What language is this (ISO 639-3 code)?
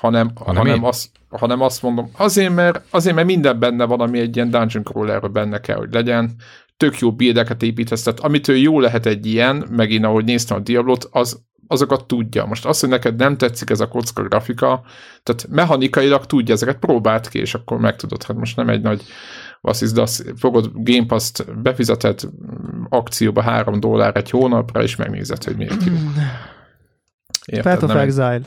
hun